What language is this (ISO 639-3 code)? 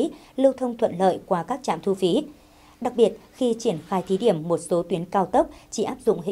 vie